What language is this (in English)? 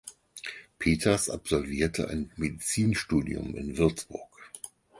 German